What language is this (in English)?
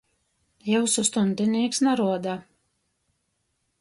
Latgalian